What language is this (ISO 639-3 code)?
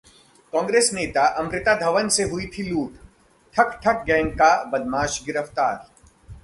hin